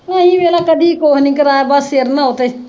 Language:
Punjabi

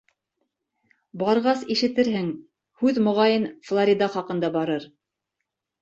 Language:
Bashkir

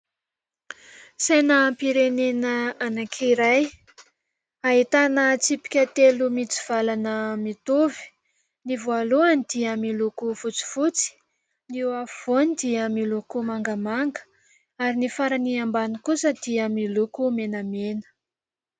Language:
Malagasy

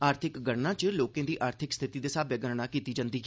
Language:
Dogri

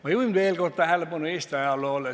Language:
Estonian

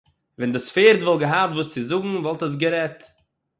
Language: Yiddish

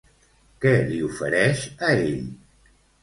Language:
Catalan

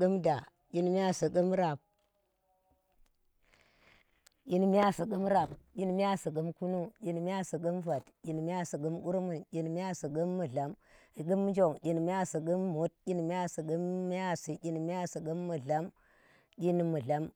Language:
Tera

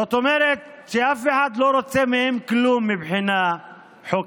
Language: Hebrew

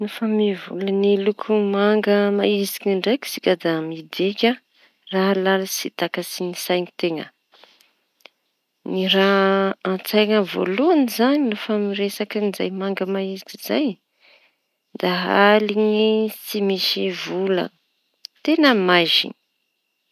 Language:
Tanosy Malagasy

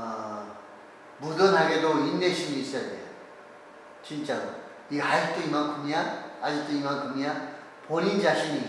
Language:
Korean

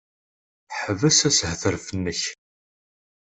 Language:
Kabyle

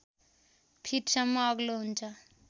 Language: Nepali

